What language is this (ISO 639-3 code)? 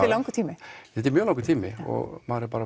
isl